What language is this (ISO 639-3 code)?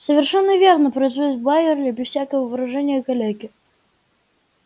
rus